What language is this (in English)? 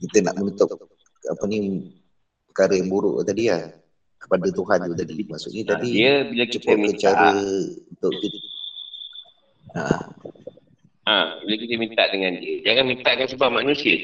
Malay